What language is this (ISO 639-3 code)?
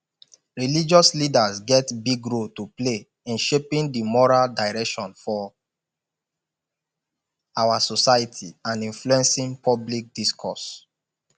pcm